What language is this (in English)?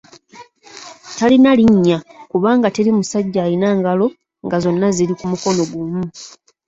Ganda